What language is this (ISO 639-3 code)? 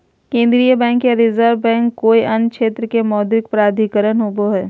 mag